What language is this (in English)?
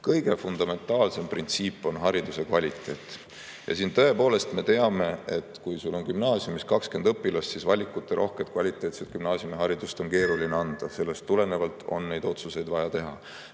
Estonian